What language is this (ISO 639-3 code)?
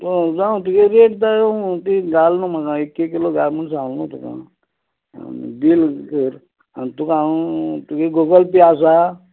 kok